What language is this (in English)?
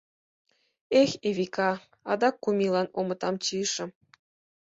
Mari